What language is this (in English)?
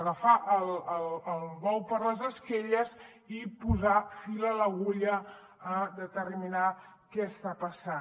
Catalan